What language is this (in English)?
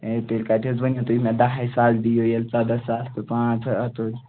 Kashmiri